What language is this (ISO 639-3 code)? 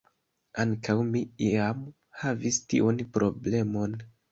epo